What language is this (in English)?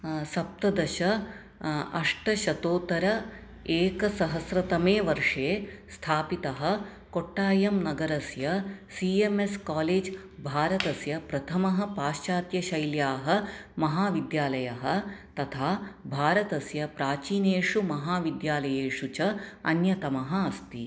Sanskrit